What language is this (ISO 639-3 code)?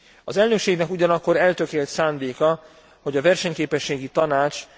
hun